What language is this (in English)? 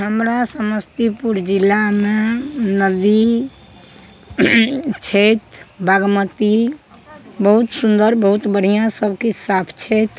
Maithili